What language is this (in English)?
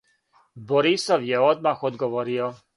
Serbian